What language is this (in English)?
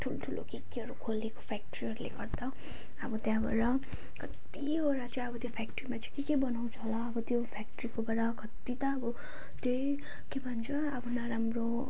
Nepali